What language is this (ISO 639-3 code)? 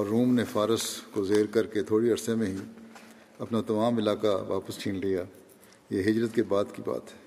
urd